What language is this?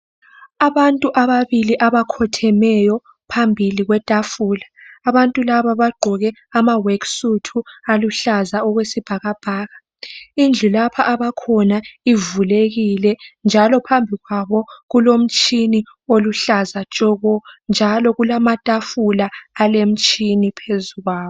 North Ndebele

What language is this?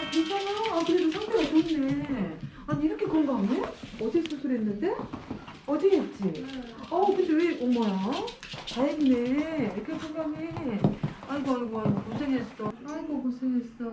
Korean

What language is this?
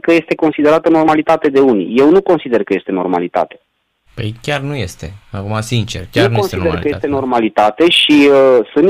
Romanian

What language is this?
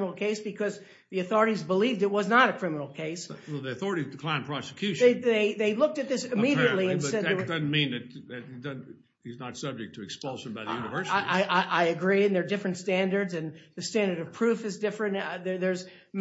English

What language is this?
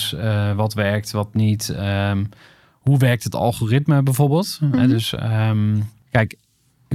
Dutch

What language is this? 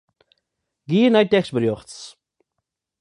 Western Frisian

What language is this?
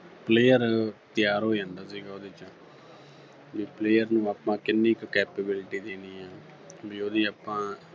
Punjabi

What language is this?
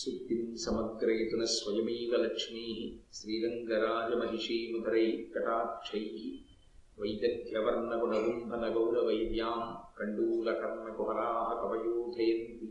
Telugu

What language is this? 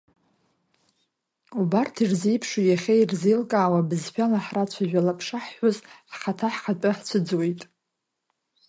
Abkhazian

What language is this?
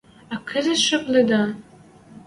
Western Mari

